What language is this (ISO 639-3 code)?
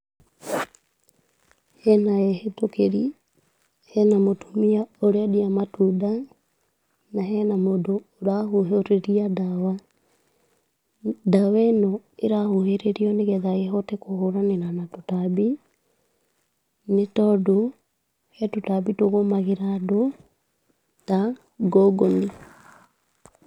kik